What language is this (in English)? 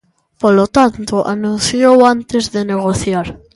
Galician